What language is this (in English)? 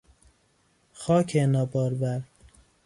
Persian